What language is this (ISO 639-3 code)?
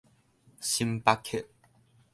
nan